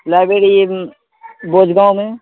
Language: Urdu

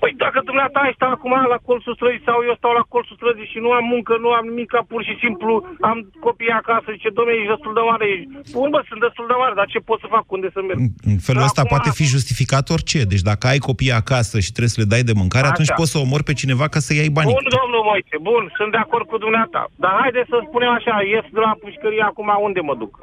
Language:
Romanian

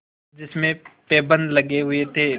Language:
Hindi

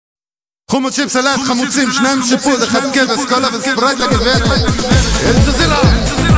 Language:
Arabic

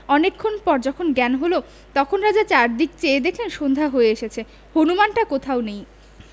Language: Bangla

